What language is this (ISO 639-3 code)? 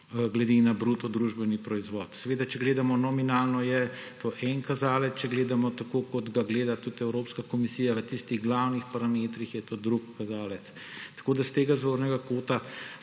slv